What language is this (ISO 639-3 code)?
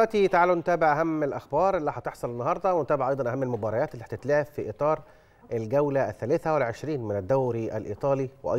ara